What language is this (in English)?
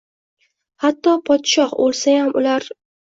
Uzbek